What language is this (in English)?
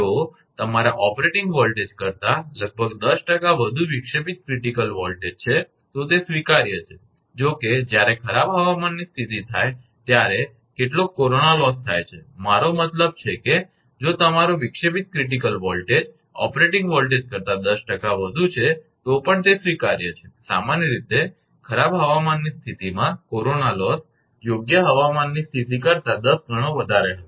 Gujarati